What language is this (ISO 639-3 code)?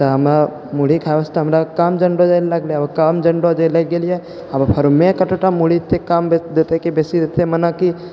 mai